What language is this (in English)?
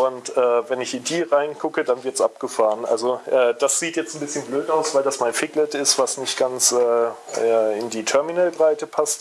German